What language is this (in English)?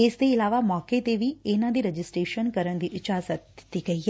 Punjabi